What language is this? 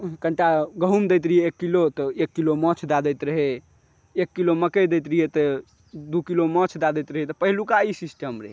Maithili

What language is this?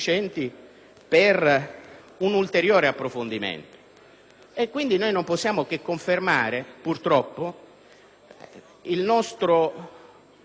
Italian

